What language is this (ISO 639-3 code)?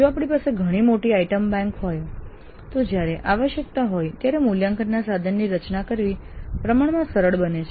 guj